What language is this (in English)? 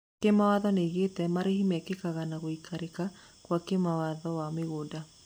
Kikuyu